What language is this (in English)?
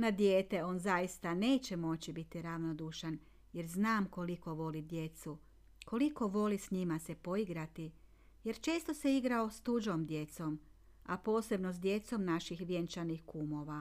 Croatian